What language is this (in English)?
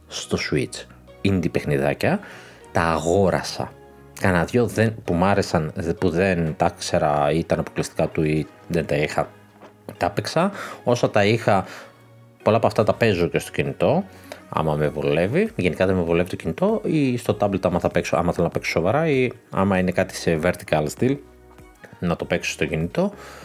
Greek